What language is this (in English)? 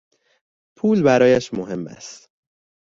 Persian